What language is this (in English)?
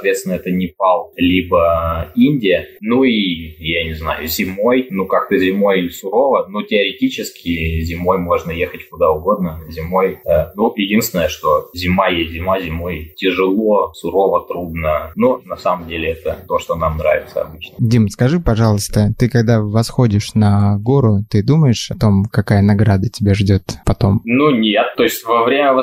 Russian